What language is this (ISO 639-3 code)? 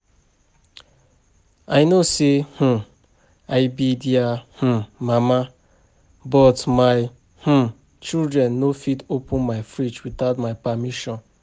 pcm